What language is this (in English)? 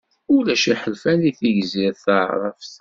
Kabyle